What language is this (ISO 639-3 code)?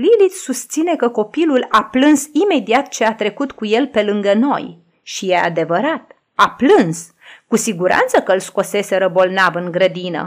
ron